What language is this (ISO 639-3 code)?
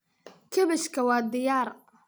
som